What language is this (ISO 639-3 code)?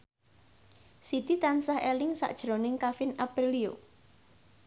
jav